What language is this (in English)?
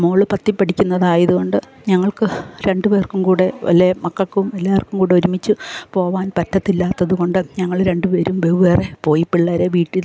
Malayalam